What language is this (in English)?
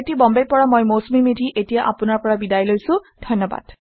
Assamese